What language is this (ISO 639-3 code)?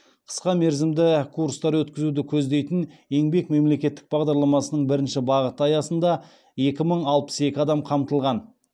kaz